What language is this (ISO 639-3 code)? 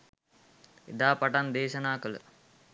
sin